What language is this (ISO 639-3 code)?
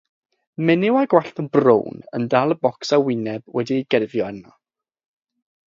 cym